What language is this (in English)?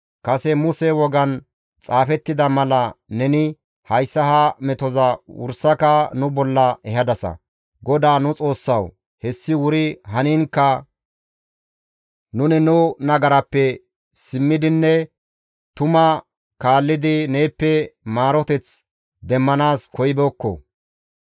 Gamo